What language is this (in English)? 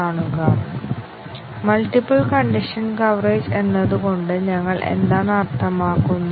Malayalam